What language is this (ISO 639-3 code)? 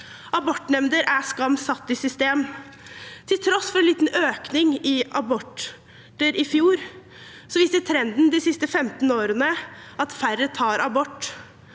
nor